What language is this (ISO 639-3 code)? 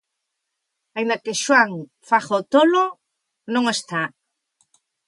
glg